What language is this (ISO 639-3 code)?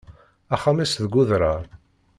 kab